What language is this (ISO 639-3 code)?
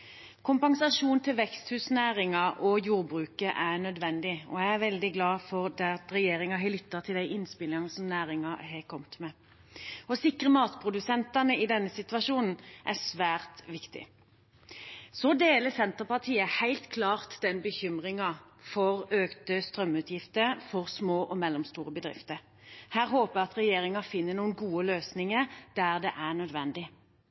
nob